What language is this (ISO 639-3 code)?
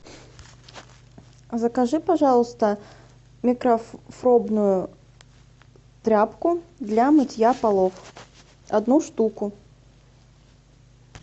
rus